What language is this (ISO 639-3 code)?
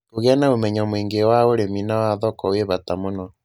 kik